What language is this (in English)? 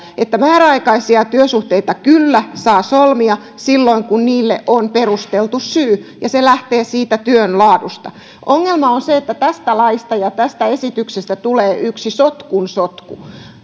Finnish